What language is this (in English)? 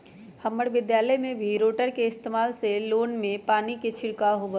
Magahi